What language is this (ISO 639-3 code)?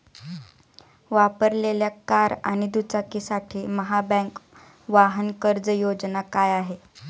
mar